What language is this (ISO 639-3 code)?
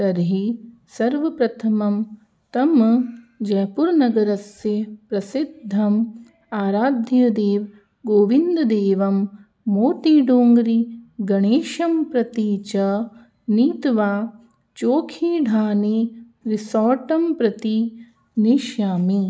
san